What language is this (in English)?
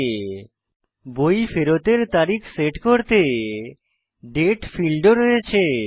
Bangla